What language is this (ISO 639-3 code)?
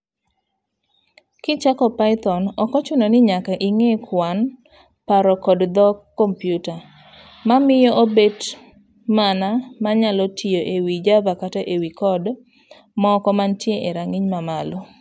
luo